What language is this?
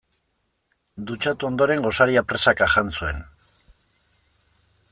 Basque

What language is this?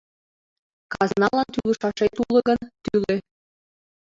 Mari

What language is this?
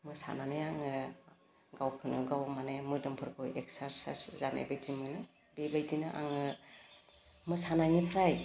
Bodo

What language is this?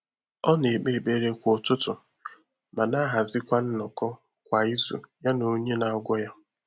Igbo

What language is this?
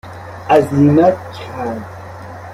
Persian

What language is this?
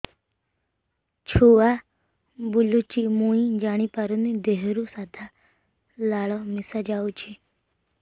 Odia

